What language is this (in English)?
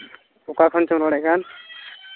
Santali